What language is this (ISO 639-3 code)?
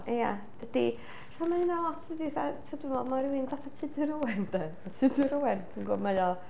cym